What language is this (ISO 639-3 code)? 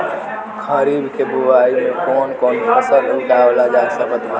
bho